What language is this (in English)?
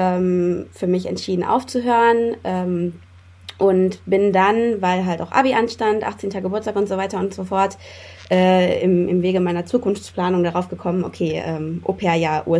German